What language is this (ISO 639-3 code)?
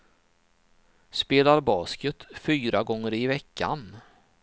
swe